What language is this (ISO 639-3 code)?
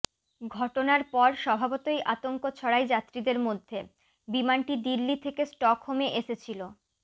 ben